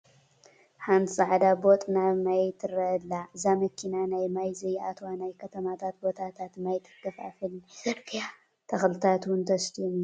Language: Tigrinya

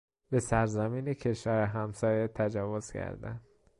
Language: Persian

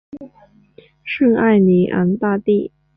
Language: Chinese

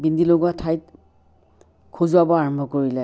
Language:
Assamese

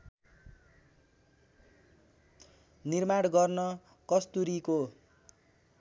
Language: Nepali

